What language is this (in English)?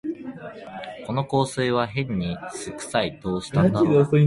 Japanese